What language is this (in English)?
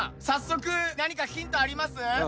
Japanese